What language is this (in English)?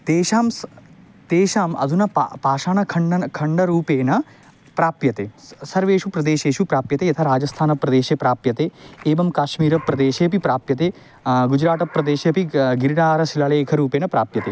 Sanskrit